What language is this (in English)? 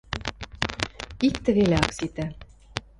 Western Mari